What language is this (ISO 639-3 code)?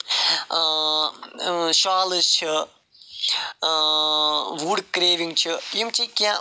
kas